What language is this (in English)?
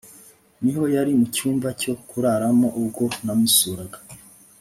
Kinyarwanda